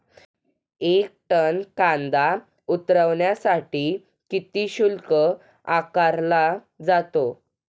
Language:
Marathi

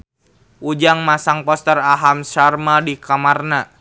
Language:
Sundanese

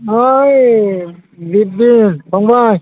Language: Bodo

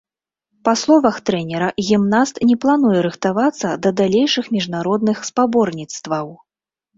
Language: Belarusian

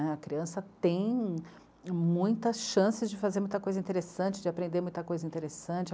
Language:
Portuguese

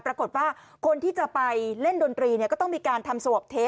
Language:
Thai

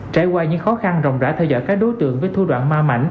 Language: Vietnamese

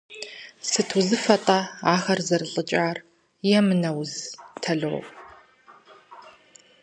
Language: Kabardian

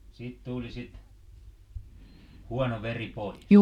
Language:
Finnish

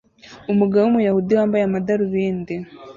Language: Kinyarwanda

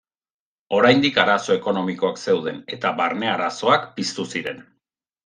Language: Basque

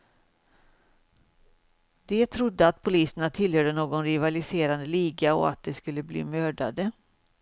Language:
Swedish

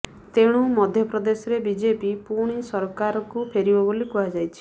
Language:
Odia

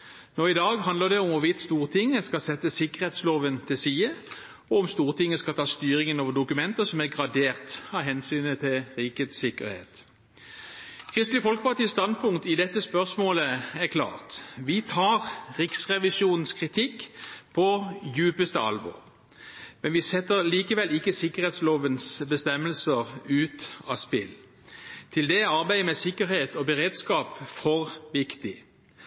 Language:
Norwegian Bokmål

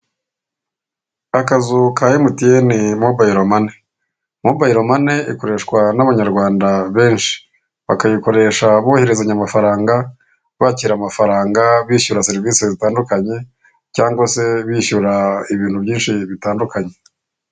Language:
Kinyarwanda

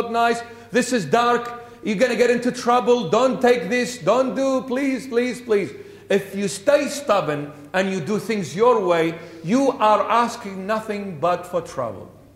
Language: English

